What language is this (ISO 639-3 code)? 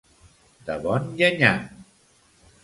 cat